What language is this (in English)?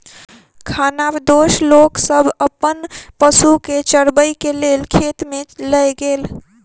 Maithili